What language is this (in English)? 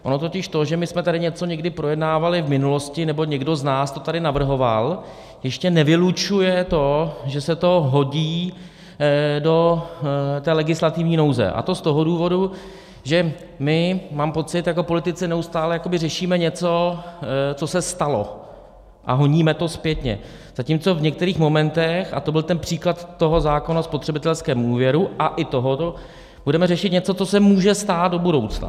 Czech